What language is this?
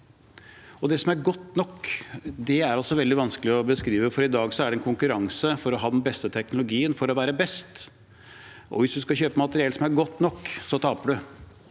Norwegian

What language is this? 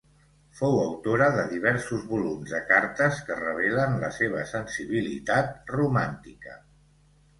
Catalan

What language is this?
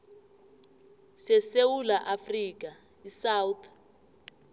South Ndebele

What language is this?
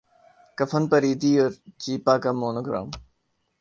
Urdu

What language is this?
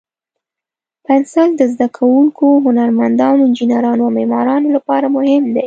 Pashto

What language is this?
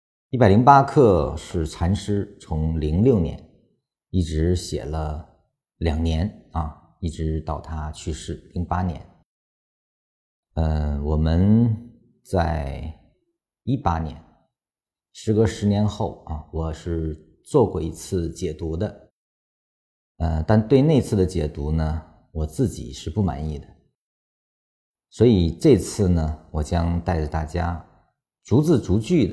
Chinese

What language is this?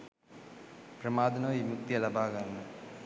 Sinhala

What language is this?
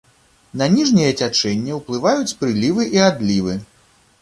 Belarusian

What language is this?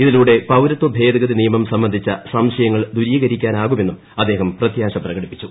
Malayalam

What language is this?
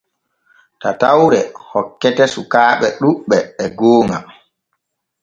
Borgu Fulfulde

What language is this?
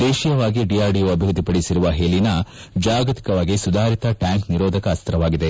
Kannada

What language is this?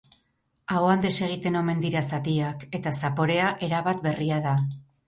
Basque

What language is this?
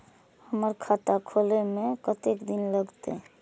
Maithili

